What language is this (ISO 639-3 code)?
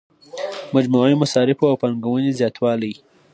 pus